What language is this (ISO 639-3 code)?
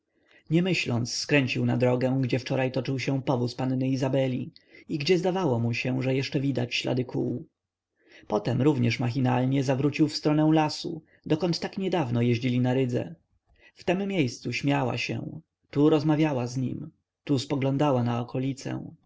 pol